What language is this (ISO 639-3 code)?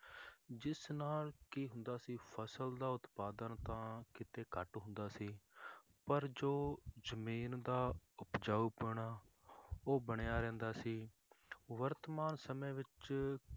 pan